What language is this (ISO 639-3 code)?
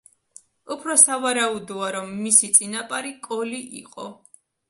kat